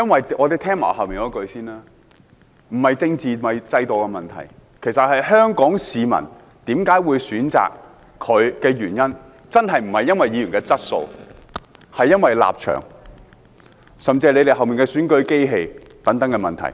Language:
Cantonese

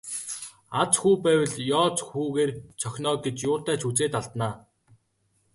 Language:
Mongolian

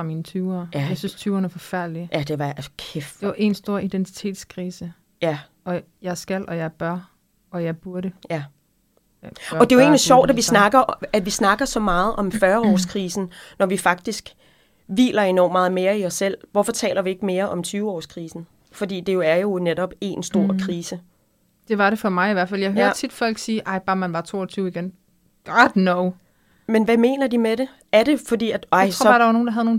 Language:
Danish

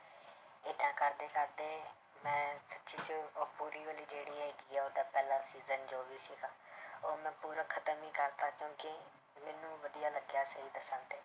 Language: Punjabi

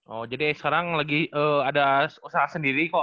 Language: Indonesian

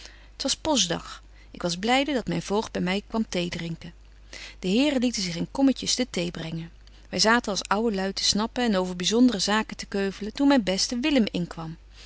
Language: Dutch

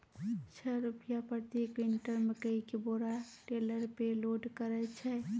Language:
Maithili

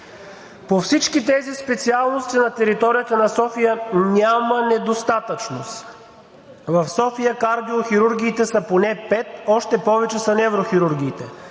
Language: Bulgarian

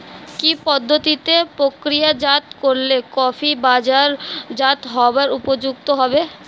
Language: Bangla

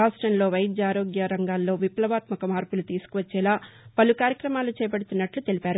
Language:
Telugu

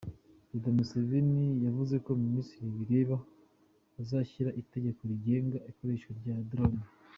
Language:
Kinyarwanda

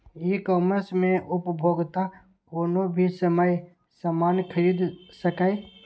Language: Maithili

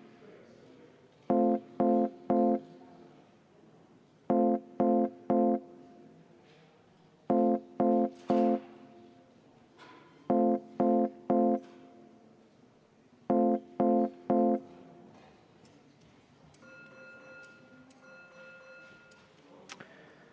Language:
Estonian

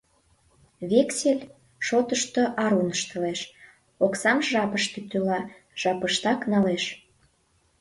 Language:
Mari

